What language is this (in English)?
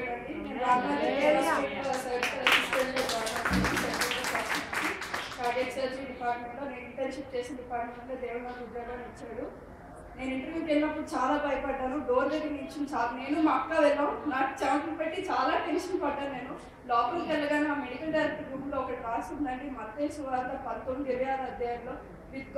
Telugu